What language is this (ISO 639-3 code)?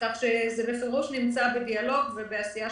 heb